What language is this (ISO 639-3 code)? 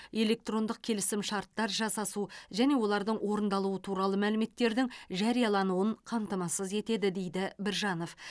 kaz